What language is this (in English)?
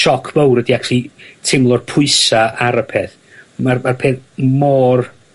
Welsh